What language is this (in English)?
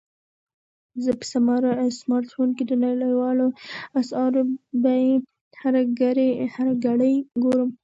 Pashto